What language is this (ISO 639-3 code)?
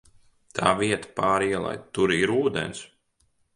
lav